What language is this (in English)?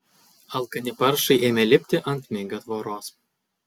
Lithuanian